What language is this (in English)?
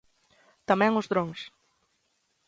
Galician